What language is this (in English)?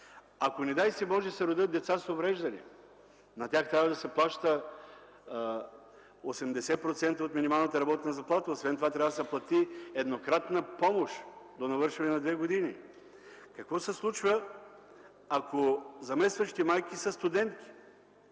Bulgarian